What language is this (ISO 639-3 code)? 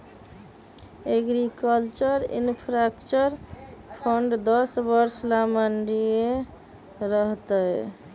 mag